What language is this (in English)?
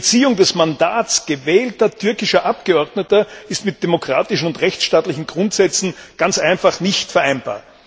German